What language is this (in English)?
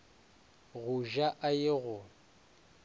Northern Sotho